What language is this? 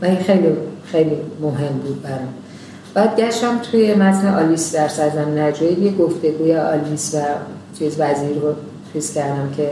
Persian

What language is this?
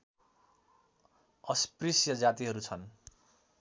Nepali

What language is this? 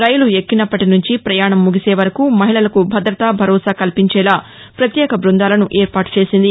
Telugu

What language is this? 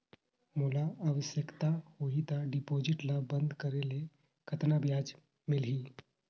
Chhattisgarhi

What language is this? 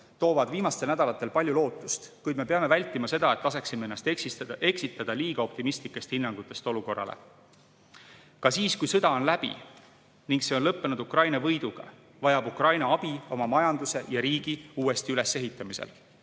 Estonian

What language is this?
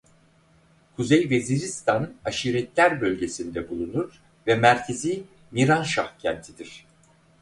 Turkish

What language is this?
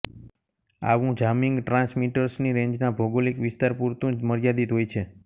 Gujarati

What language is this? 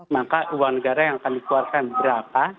Indonesian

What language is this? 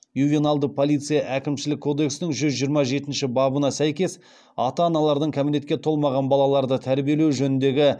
Kazakh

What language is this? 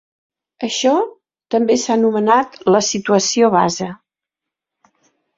Catalan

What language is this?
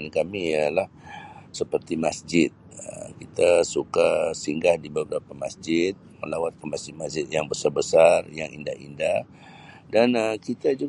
Sabah Malay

